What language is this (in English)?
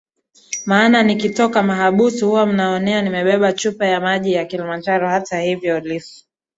Swahili